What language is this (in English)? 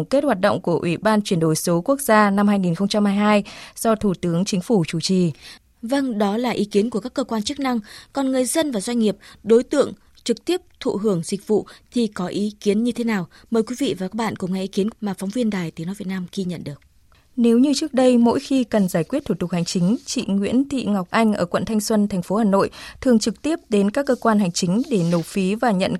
Vietnamese